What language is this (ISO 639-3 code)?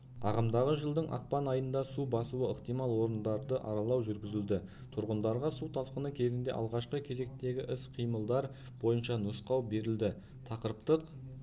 kaz